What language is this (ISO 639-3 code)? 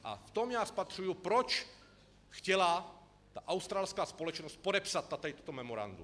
ces